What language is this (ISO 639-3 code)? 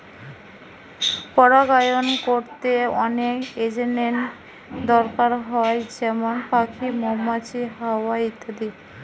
ben